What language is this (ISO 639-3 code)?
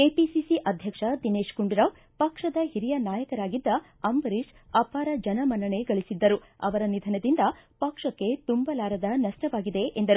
kan